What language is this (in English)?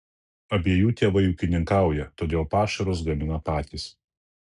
Lithuanian